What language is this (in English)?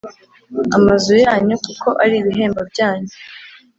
Kinyarwanda